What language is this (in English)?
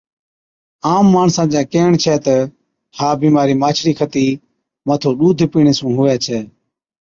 Od